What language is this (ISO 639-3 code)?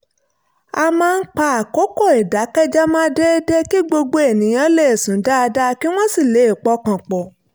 yor